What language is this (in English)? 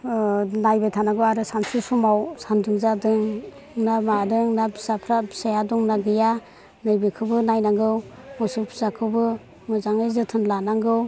Bodo